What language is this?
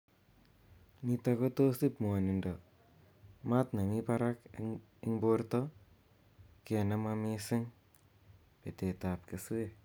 Kalenjin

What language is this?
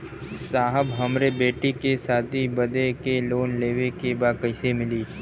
Bhojpuri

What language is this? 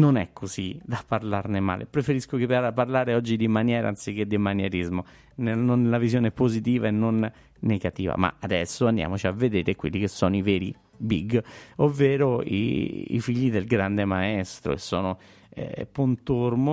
Italian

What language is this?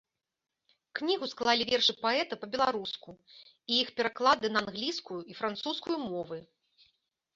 Belarusian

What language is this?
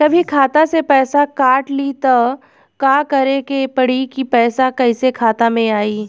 Bhojpuri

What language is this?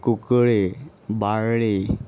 Konkani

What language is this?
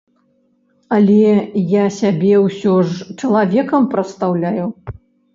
Belarusian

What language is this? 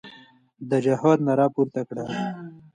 Pashto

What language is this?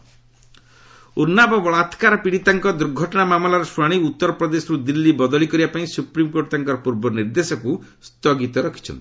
Odia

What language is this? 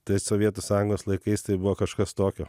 Lithuanian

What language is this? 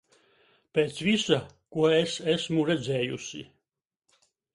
Latvian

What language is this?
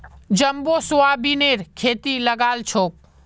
Magahi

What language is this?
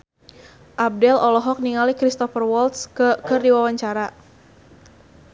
Sundanese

